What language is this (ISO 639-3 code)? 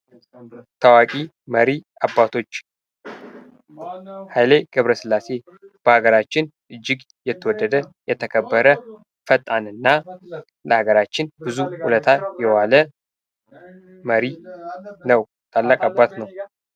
amh